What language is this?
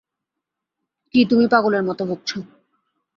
Bangla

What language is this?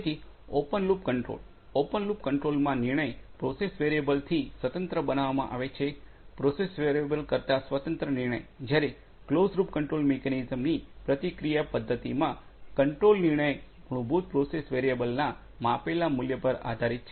Gujarati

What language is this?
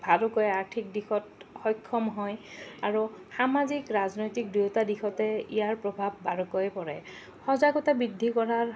Assamese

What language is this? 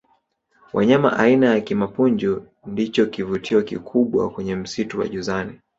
Swahili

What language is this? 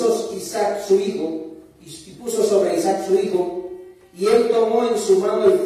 Spanish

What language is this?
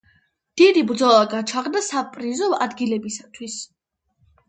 Georgian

